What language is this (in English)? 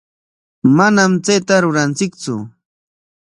Corongo Ancash Quechua